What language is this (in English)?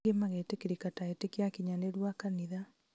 Kikuyu